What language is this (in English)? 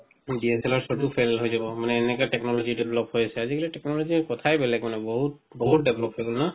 Assamese